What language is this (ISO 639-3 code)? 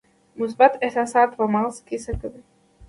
pus